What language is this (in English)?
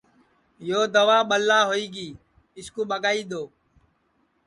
Sansi